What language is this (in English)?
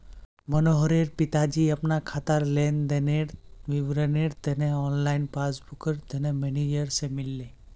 Magahi